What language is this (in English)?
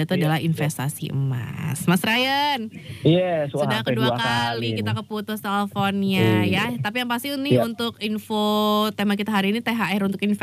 Indonesian